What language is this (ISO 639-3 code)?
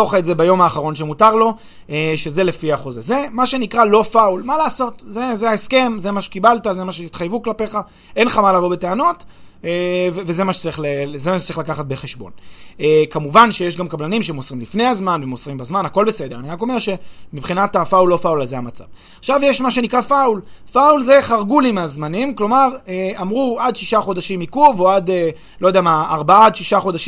heb